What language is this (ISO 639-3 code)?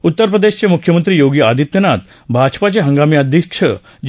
mar